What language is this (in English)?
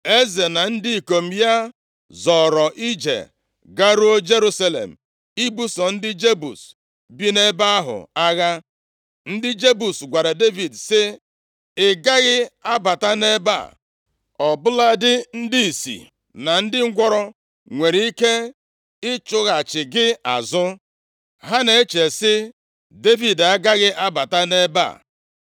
Igbo